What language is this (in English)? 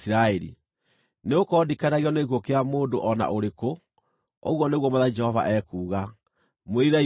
Kikuyu